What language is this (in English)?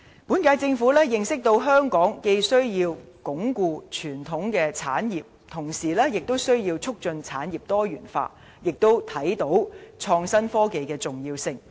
Cantonese